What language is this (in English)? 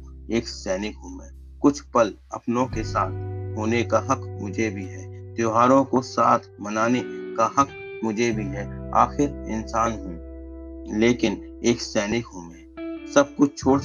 Hindi